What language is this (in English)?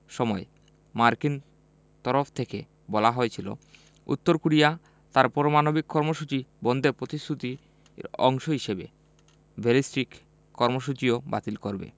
Bangla